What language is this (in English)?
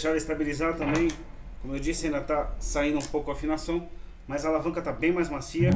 Portuguese